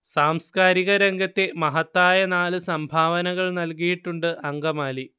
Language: Malayalam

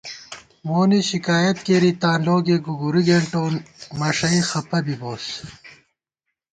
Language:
Gawar-Bati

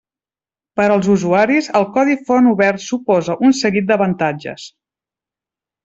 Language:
Catalan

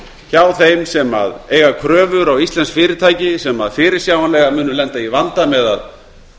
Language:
Icelandic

